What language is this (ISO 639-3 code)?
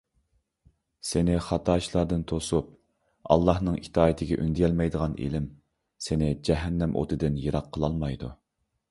uig